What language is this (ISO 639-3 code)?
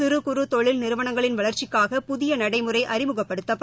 tam